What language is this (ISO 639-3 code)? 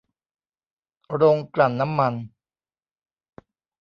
tha